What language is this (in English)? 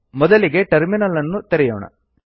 Kannada